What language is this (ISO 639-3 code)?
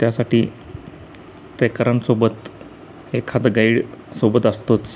mar